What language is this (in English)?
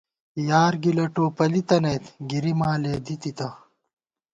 Gawar-Bati